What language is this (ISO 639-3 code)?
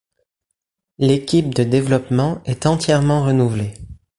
fra